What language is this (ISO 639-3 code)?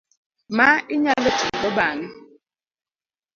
luo